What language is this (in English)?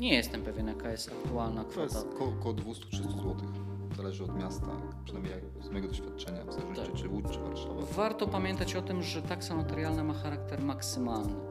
Polish